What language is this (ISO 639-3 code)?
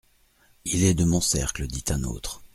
fra